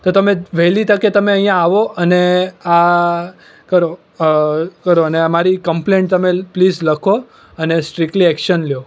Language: Gujarati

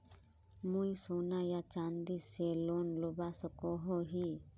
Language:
Magahi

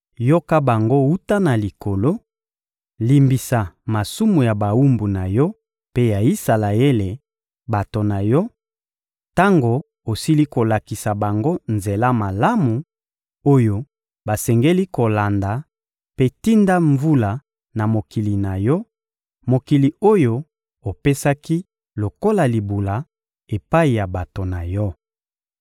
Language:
Lingala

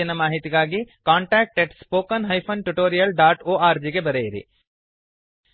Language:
Kannada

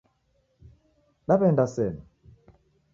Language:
Taita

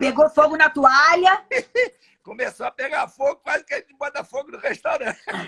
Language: Portuguese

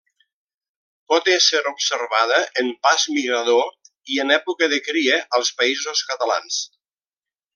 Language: Catalan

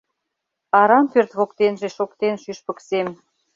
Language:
Mari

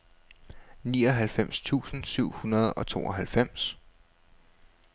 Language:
Danish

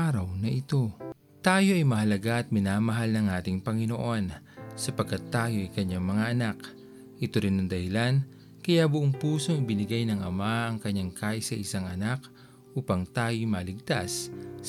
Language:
Filipino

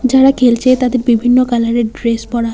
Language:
Bangla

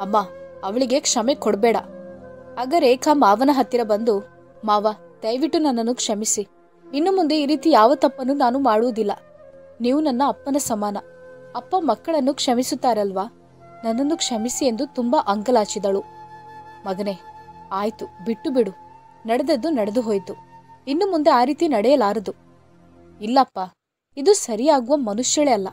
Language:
Kannada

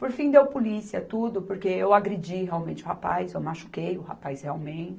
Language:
Portuguese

